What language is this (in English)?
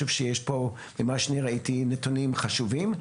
Hebrew